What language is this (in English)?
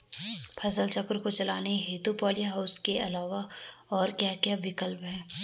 Hindi